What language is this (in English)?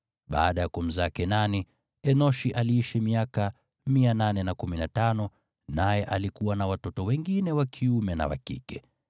Swahili